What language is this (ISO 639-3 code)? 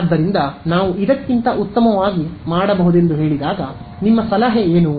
kan